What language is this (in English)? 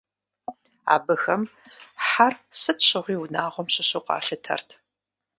Kabardian